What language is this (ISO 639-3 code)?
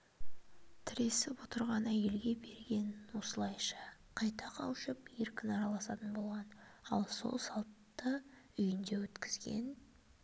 kaz